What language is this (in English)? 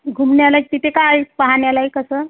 Marathi